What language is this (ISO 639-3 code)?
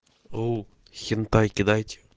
rus